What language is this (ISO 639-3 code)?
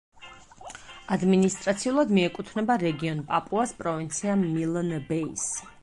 kat